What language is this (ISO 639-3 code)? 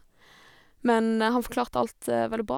nor